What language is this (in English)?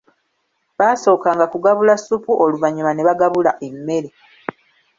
Ganda